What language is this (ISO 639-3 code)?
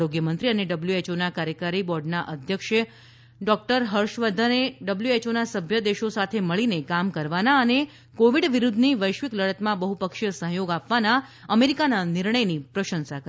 guj